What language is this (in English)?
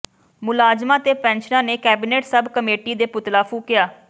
Punjabi